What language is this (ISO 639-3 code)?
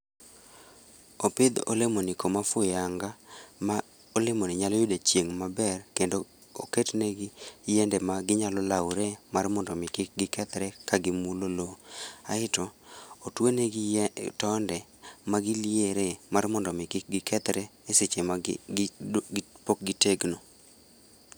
luo